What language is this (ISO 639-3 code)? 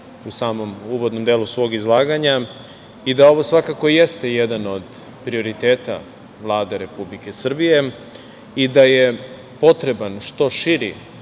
srp